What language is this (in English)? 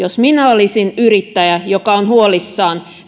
Finnish